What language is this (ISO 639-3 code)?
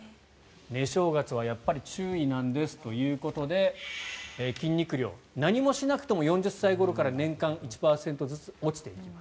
jpn